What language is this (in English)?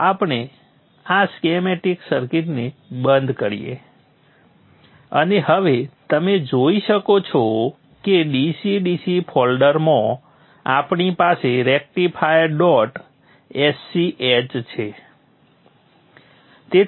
Gujarati